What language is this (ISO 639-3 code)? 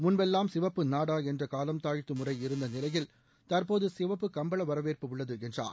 tam